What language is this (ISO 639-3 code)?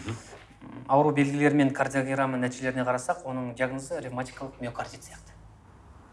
kaz